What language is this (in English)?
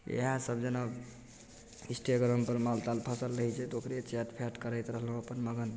Maithili